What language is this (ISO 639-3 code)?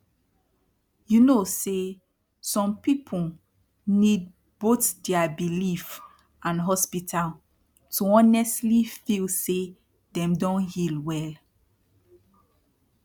pcm